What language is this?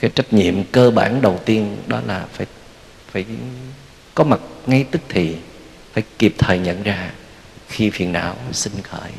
Vietnamese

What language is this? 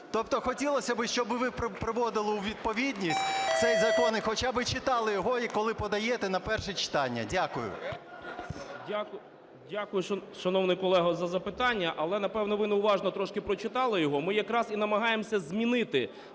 Ukrainian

